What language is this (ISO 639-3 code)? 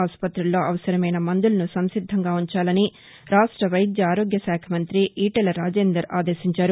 tel